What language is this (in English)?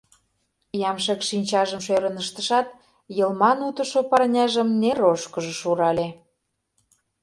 Mari